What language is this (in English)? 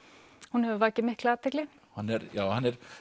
Icelandic